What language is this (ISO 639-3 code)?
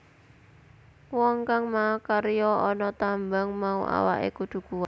jav